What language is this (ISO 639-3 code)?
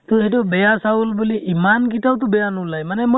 asm